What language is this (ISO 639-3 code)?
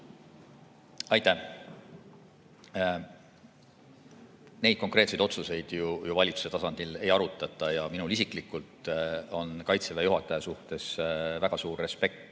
est